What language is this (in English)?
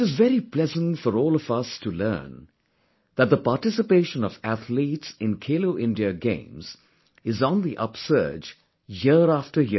English